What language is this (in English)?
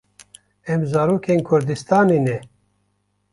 Kurdish